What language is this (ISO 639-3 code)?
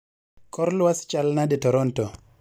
luo